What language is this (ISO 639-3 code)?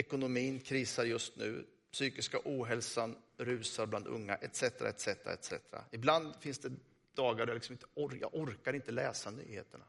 swe